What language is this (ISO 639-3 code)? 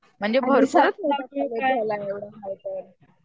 mar